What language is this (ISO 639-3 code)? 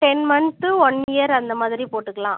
tam